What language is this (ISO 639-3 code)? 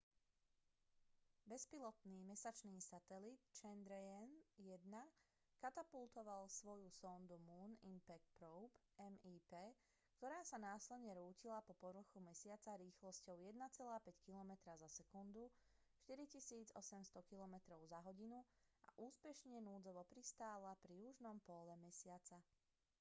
slk